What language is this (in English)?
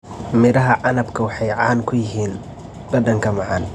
Somali